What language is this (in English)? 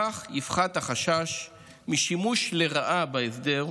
Hebrew